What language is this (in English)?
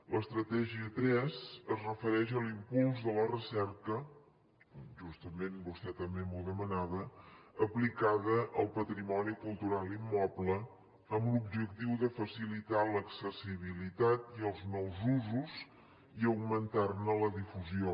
Catalan